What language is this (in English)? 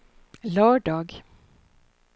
Swedish